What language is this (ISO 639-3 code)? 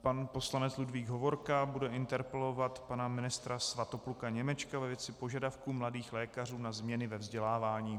ces